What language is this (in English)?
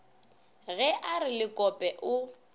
Northern Sotho